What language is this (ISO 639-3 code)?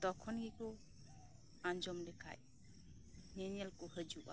sat